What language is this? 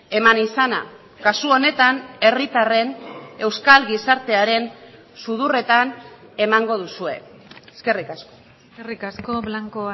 Basque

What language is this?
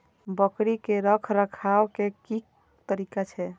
Maithili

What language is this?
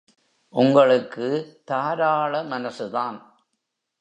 Tamil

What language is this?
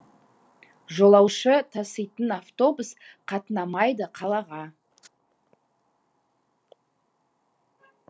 Kazakh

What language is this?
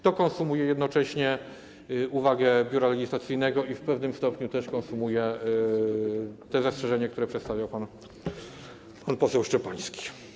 Polish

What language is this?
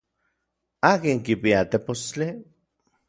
Orizaba Nahuatl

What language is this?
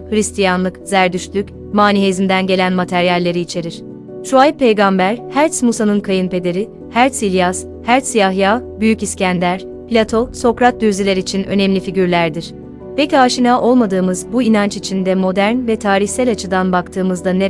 Turkish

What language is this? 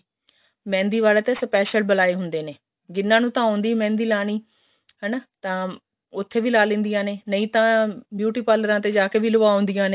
Punjabi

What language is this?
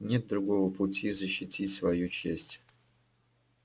Russian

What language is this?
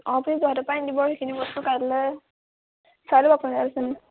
Assamese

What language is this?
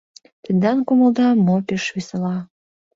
Mari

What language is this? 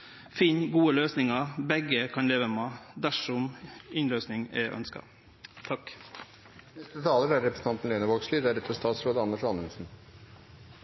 Norwegian Nynorsk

